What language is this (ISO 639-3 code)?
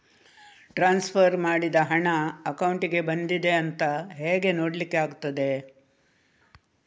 kan